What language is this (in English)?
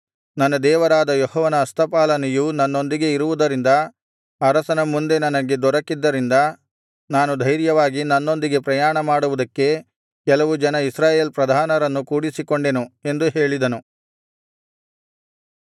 Kannada